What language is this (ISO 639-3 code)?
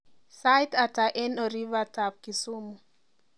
kln